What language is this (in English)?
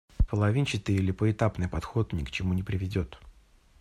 Russian